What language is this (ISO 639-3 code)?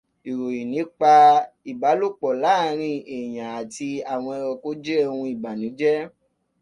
yor